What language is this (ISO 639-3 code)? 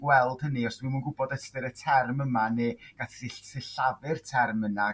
cym